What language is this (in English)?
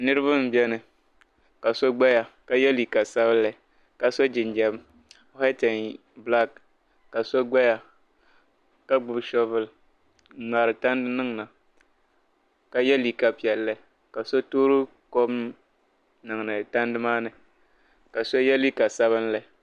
Dagbani